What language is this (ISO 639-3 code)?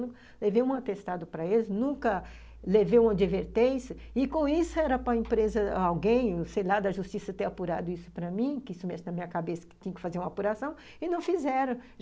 por